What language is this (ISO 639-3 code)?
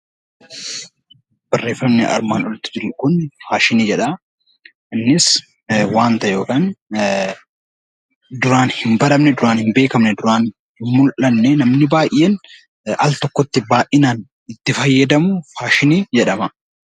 orm